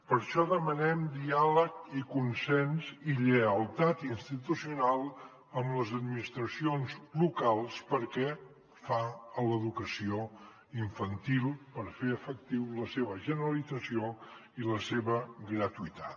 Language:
Catalan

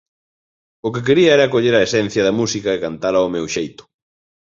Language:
Galician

